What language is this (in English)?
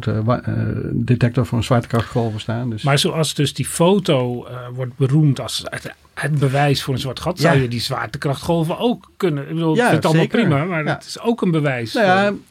Dutch